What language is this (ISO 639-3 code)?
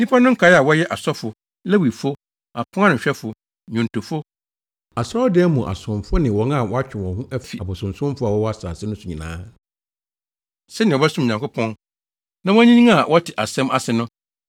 aka